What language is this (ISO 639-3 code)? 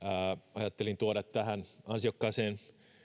fin